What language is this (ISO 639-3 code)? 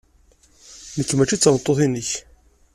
kab